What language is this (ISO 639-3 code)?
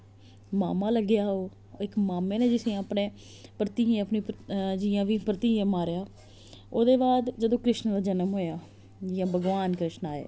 doi